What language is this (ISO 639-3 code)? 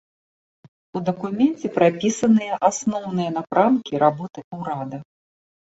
bel